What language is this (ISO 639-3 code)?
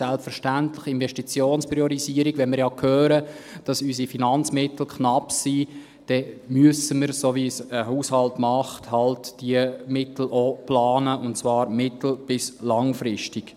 gsw